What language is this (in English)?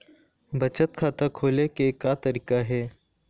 Chhattisgarhi